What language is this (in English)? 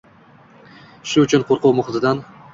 Uzbek